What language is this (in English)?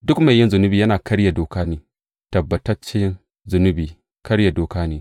Hausa